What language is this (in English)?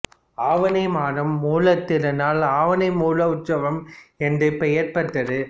Tamil